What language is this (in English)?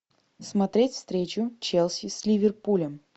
Russian